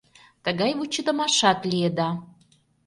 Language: Mari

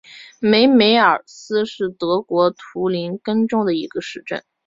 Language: Chinese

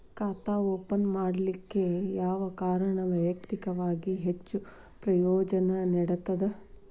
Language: Kannada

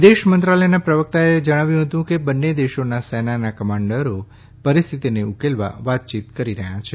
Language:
Gujarati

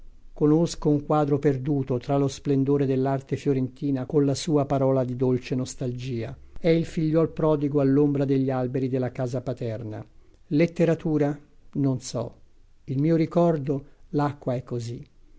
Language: Italian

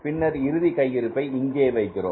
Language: Tamil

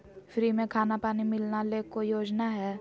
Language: Magahi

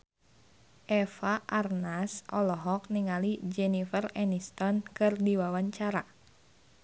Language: Sundanese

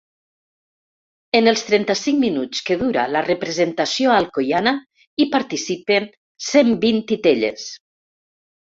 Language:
Catalan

